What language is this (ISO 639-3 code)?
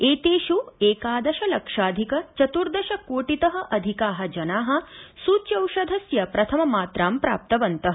san